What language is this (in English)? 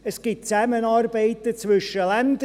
Swiss German